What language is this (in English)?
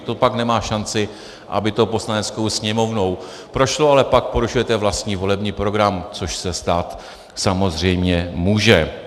Czech